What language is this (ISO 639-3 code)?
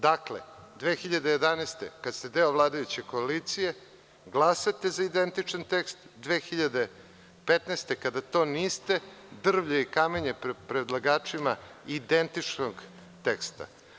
srp